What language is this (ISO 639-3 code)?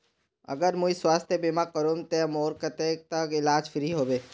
mag